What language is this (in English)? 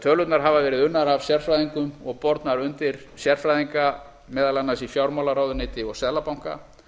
Icelandic